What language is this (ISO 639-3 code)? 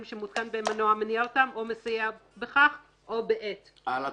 heb